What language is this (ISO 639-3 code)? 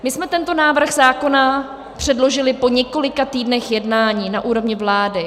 ces